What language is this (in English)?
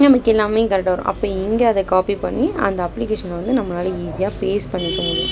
Tamil